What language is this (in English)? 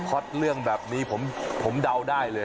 Thai